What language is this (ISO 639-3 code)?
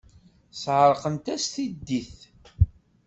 kab